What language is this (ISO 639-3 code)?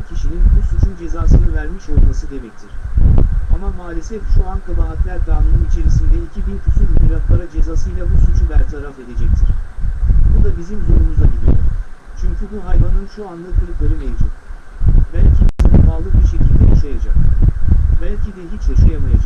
tur